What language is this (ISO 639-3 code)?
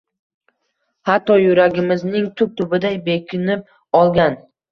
uzb